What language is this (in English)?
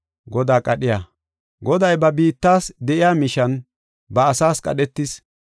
Gofa